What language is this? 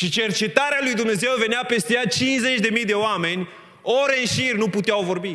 Romanian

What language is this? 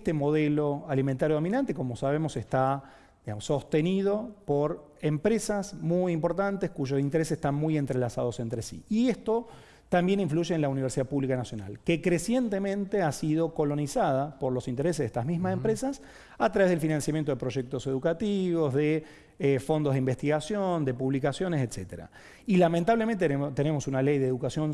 Spanish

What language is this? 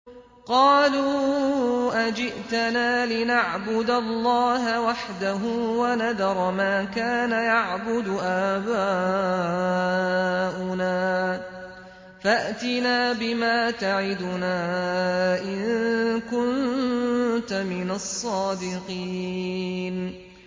Arabic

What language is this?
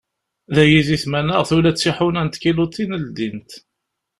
Kabyle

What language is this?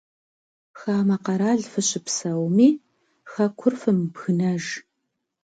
Kabardian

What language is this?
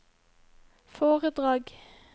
Norwegian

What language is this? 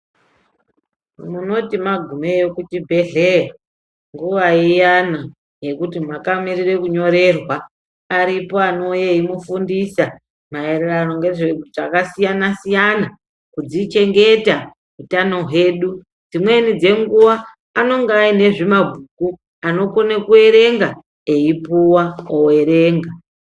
Ndau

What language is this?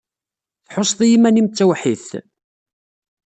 Kabyle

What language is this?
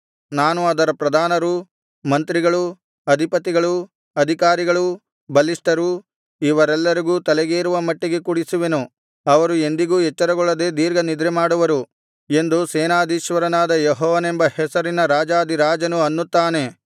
Kannada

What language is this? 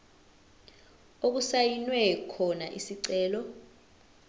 Zulu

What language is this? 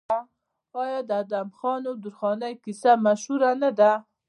Pashto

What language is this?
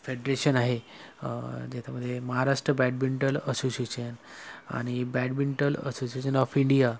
Marathi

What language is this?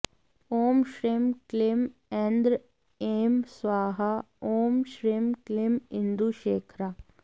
Sanskrit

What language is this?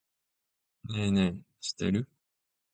Japanese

